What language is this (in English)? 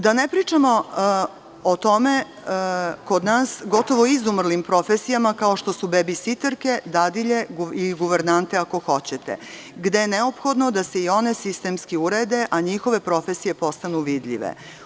Serbian